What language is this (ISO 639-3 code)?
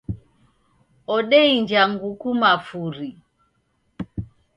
dav